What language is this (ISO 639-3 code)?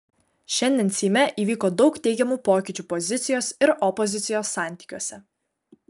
lit